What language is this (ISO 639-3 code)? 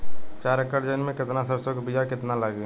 bho